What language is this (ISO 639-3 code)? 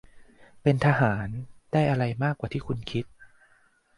tha